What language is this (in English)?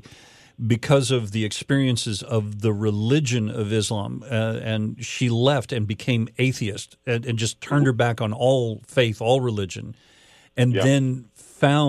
English